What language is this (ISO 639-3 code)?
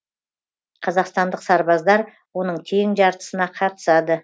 kaz